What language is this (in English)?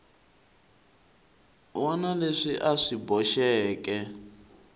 Tsonga